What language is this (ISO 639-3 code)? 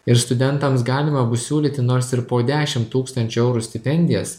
lit